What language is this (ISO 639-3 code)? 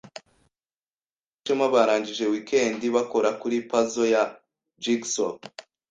kin